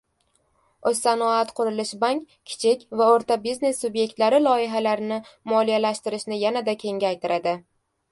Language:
Uzbek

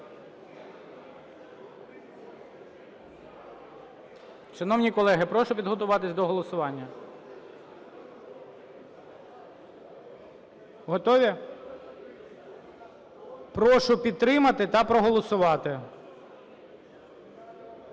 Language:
Ukrainian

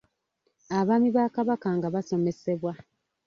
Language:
Ganda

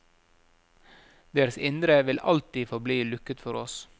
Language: Norwegian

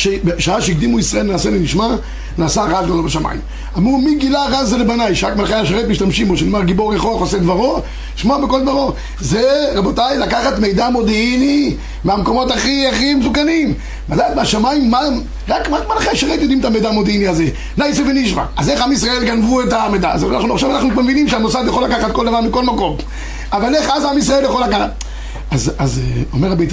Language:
Hebrew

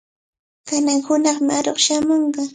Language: Cajatambo North Lima Quechua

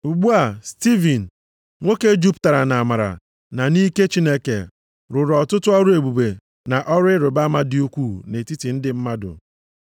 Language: Igbo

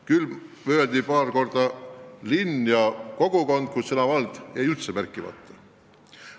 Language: Estonian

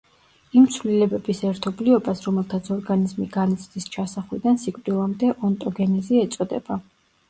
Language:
Georgian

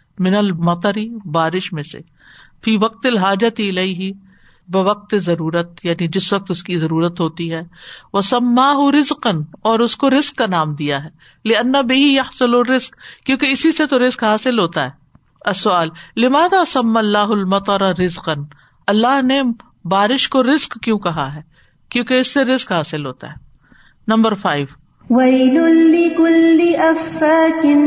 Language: Urdu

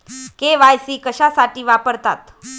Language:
Marathi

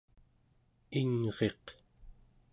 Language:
Central Yupik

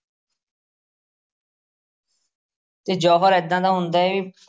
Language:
Punjabi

